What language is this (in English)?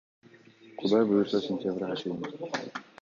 Kyrgyz